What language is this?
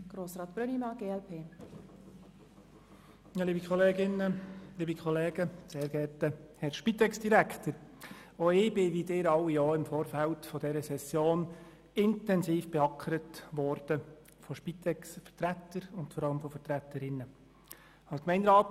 Swiss German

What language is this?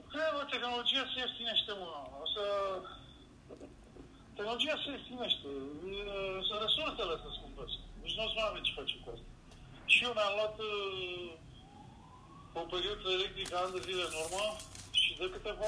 Romanian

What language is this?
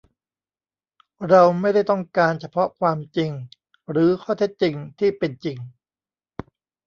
Thai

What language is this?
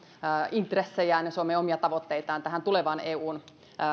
Finnish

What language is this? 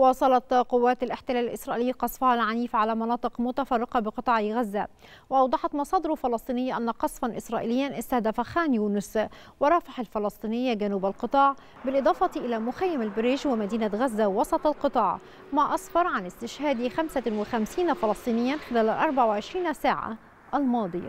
Arabic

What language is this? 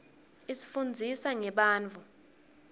Swati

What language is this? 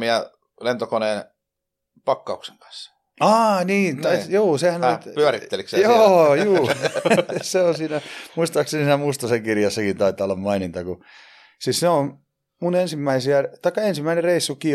Finnish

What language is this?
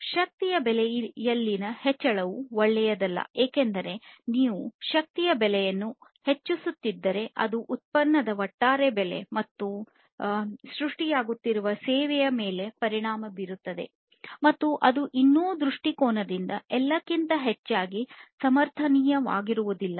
Kannada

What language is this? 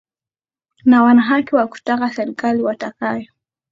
Swahili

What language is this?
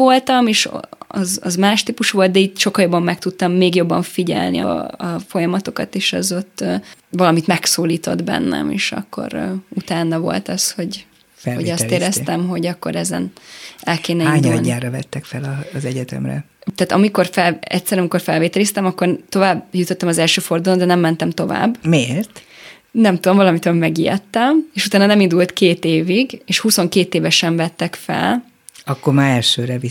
Hungarian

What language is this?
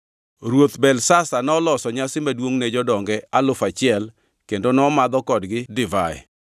Luo (Kenya and Tanzania)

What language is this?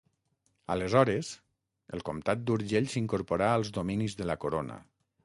Catalan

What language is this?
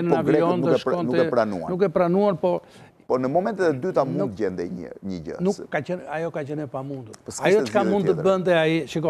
Romanian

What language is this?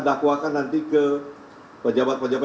Indonesian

